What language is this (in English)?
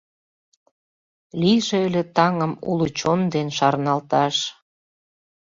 Mari